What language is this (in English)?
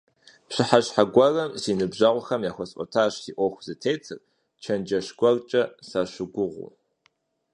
Kabardian